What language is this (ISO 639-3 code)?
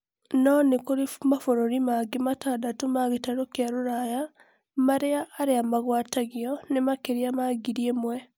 kik